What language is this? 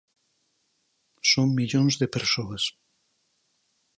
Galician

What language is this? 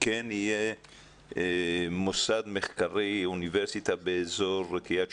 Hebrew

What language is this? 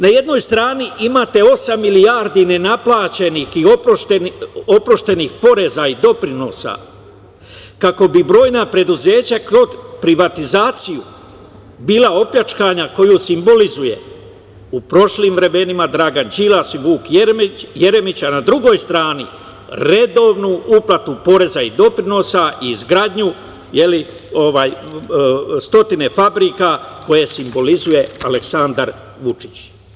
Serbian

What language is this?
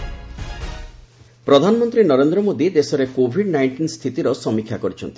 Odia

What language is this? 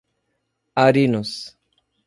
Portuguese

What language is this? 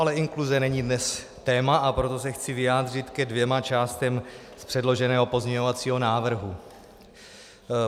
Czech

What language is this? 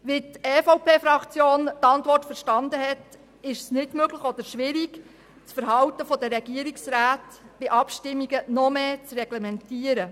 Swiss German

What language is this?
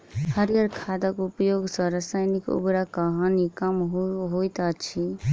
Maithili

